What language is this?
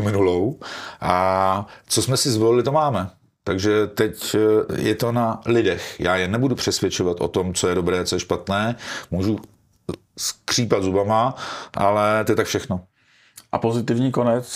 Czech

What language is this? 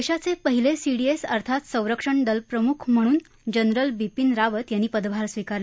Marathi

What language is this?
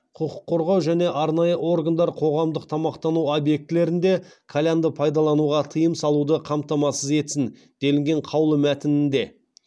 Kazakh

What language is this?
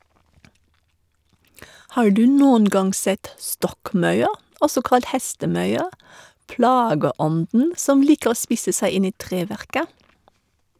Norwegian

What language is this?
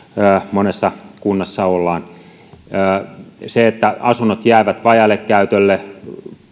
Finnish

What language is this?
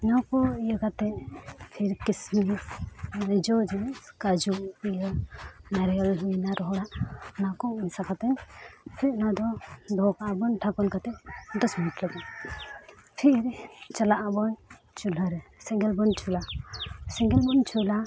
Santali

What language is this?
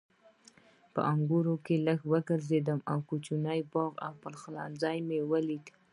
Pashto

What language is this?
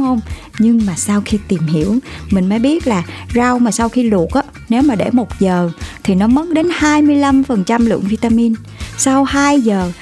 Vietnamese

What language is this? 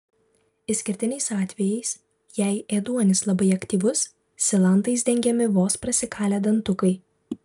Lithuanian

